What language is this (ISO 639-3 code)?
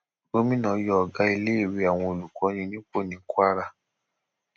yor